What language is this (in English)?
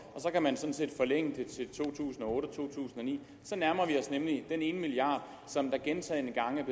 Danish